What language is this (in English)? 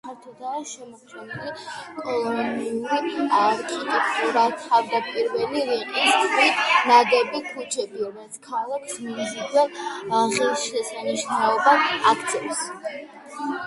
Georgian